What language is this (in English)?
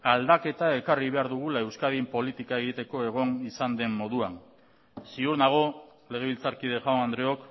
Basque